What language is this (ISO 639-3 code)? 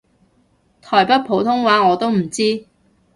yue